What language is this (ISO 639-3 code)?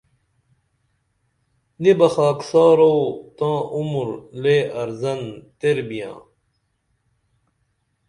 dml